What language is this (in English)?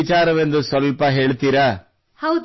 Kannada